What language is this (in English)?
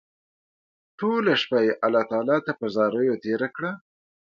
Pashto